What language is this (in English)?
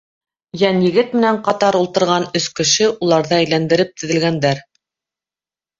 Bashkir